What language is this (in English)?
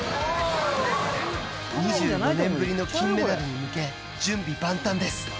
Japanese